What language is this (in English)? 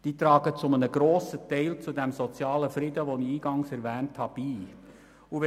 Swiss German